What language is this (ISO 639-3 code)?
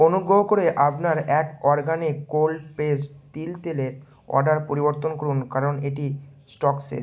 ben